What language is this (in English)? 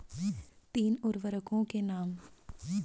Hindi